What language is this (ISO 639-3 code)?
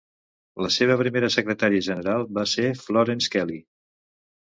cat